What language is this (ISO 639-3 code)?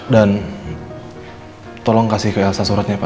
ind